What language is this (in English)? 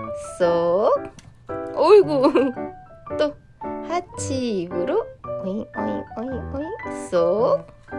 Korean